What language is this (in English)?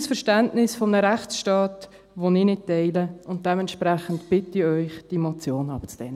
Swiss German